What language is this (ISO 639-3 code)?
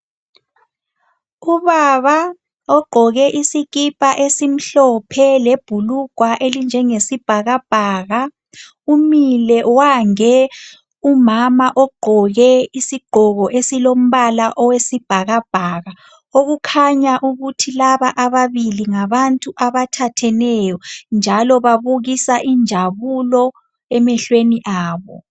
nde